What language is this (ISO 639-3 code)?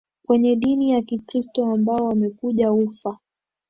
swa